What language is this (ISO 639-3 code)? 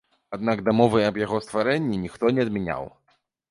bel